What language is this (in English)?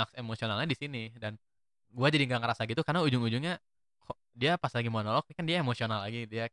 Indonesian